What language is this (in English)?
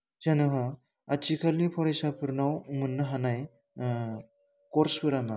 Bodo